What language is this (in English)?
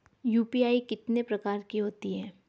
Hindi